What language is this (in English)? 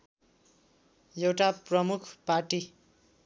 Nepali